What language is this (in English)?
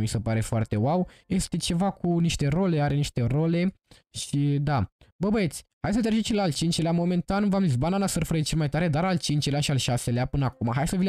Romanian